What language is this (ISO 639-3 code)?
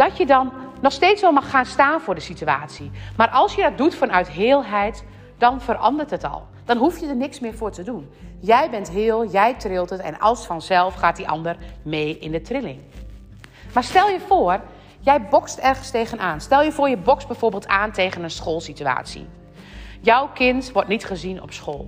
nld